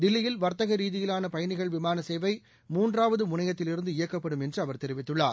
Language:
Tamil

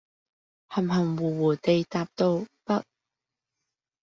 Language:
Cantonese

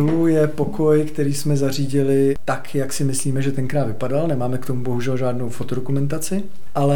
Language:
Czech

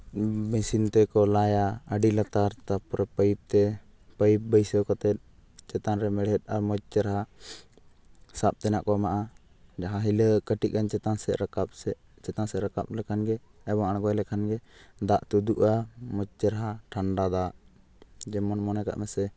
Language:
Santali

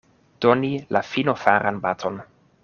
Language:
Esperanto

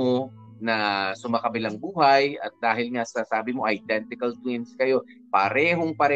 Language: Filipino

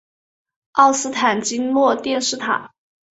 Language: Chinese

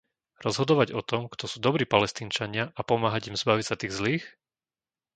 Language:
Slovak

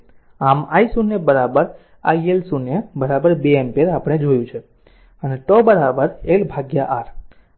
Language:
Gujarati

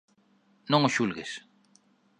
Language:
Galician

